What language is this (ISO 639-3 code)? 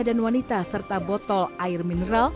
ind